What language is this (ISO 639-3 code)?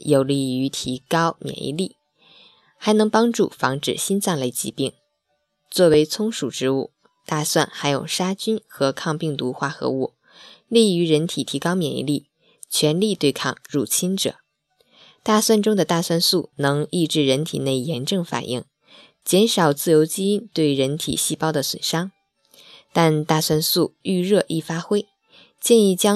zho